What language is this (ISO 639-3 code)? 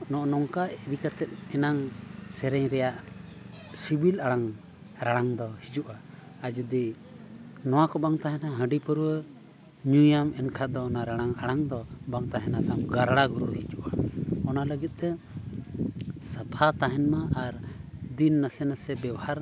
sat